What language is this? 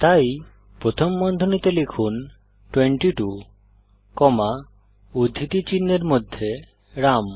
Bangla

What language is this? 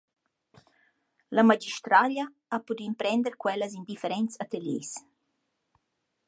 Romansh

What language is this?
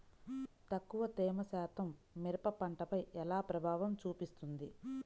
Telugu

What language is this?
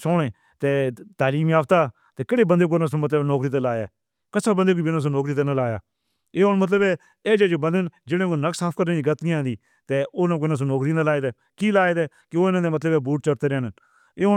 Northern Hindko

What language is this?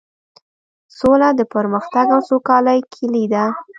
Pashto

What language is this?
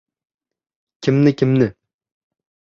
Uzbek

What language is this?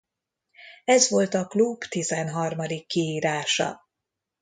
Hungarian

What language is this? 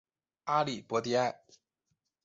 Chinese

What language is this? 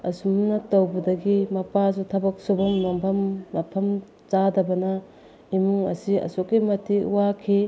Manipuri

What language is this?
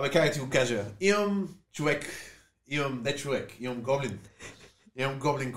Bulgarian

